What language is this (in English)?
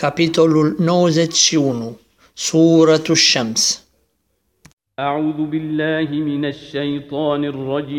Romanian